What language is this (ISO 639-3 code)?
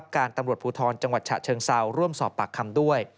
tha